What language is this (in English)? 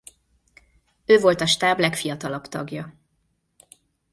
Hungarian